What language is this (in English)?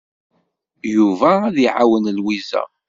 Kabyle